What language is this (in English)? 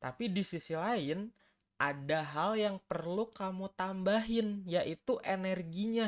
Indonesian